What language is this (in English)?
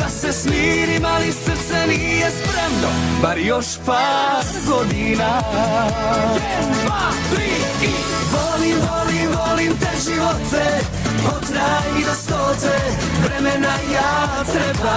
Croatian